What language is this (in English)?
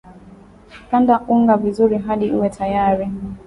Swahili